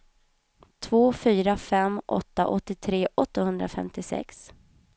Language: Swedish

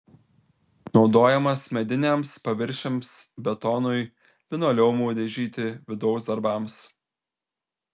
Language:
Lithuanian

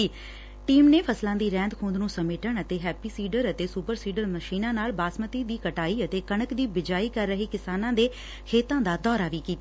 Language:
Punjabi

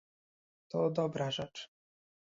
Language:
Polish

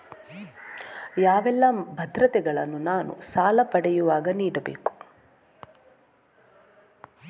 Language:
Kannada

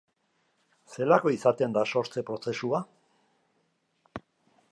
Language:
Basque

